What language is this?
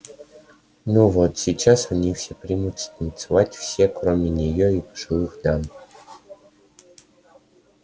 Russian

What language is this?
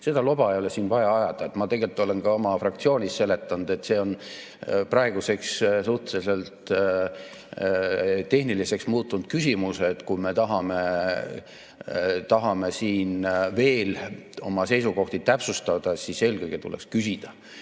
Estonian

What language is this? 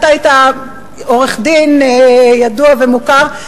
Hebrew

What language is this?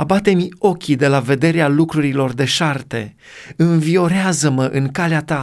Romanian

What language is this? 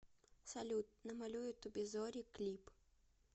Russian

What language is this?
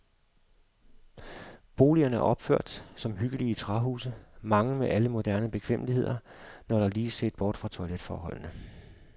Danish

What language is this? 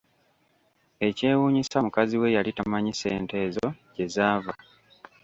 Ganda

